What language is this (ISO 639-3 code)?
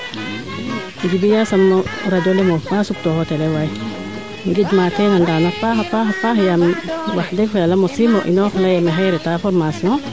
srr